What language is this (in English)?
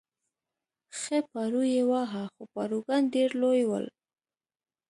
Pashto